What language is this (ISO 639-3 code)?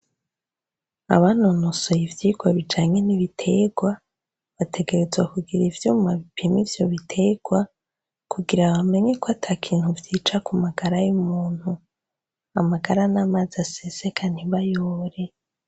run